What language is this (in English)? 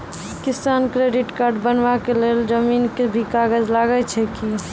Maithili